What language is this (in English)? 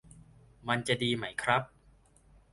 Thai